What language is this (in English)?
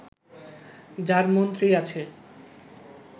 Bangla